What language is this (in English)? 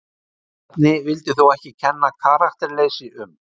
Icelandic